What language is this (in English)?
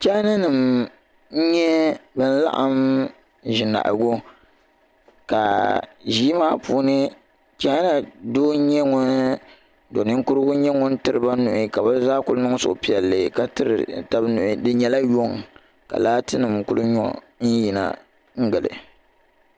Dagbani